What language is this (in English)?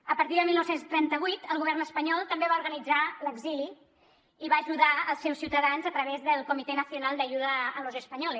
Catalan